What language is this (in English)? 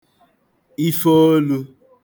Igbo